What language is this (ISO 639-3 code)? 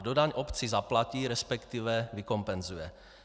ces